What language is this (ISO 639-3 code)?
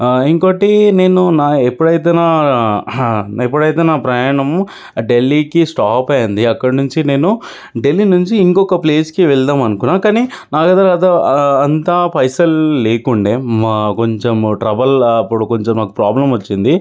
tel